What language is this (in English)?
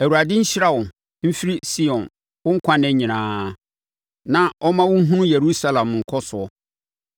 Akan